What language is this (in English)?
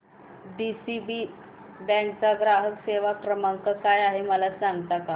Marathi